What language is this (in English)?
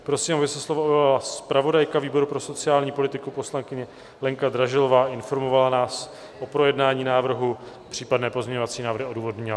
Czech